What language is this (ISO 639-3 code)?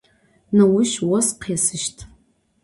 ady